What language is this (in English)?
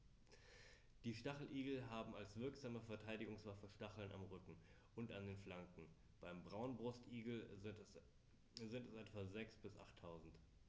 German